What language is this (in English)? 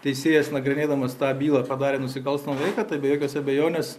Lithuanian